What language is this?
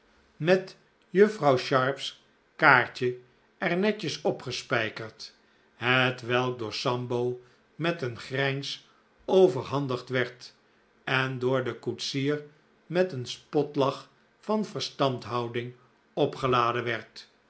Dutch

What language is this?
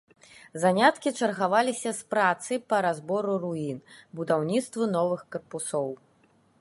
Belarusian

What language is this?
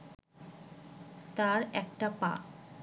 Bangla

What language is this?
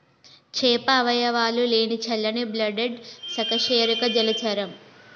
Telugu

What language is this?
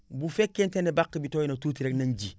Wolof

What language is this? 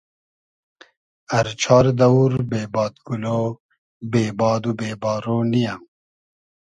Hazaragi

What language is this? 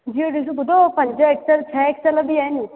Sindhi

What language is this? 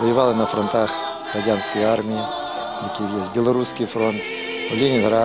Ukrainian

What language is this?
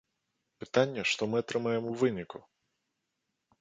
Belarusian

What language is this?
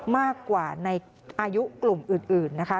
Thai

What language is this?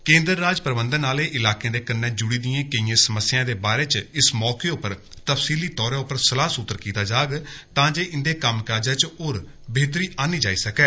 Dogri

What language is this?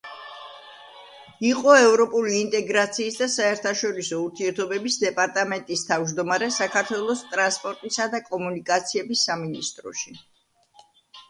Georgian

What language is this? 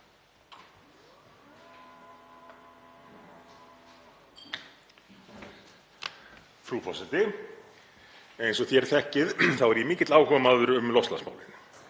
Icelandic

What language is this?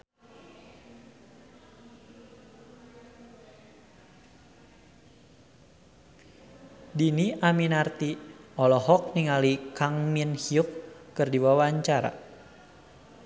Sundanese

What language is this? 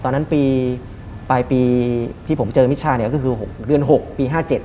Thai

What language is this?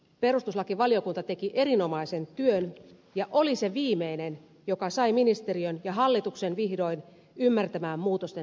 Finnish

